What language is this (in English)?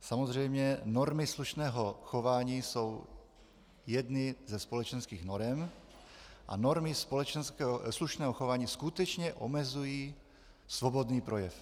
Czech